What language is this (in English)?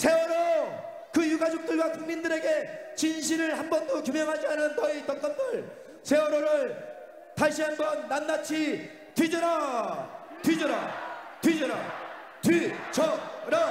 Korean